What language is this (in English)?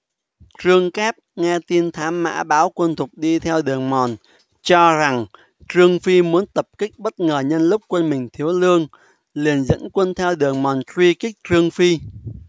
Vietnamese